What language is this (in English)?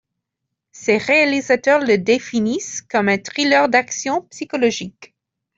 French